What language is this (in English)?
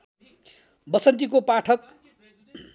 Nepali